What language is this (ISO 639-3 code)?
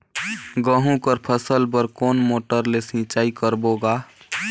hne